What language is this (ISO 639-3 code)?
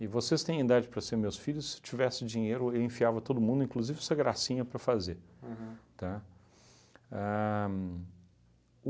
por